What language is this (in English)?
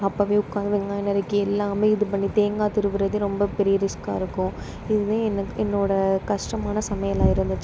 Tamil